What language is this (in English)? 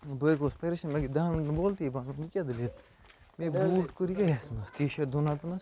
Kashmiri